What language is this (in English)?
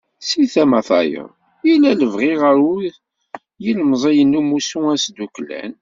Kabyle